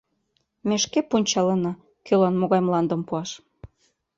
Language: Mari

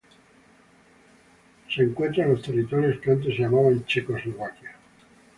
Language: Spanish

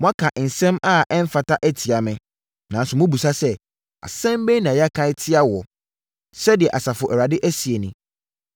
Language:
Akan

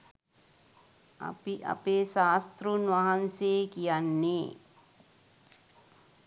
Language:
Sinhala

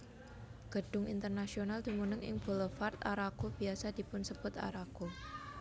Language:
Javanese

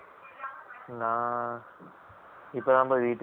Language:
Tamil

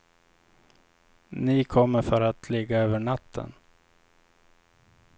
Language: Swedish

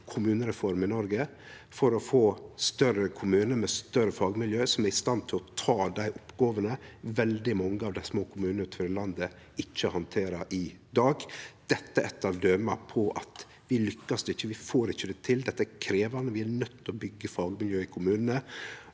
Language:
Norwegian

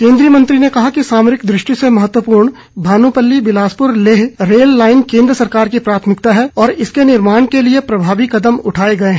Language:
Hindi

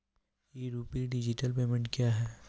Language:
Maithili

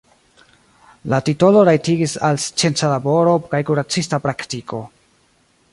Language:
Esperanto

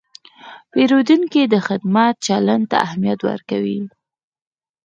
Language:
Pashto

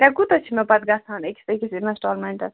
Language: Kashmiri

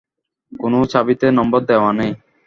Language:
Bangla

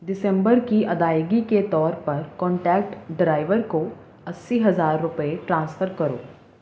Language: Urdu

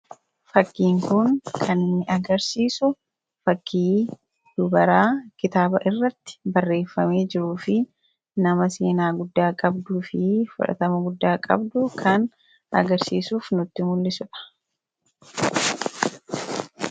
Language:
Oromo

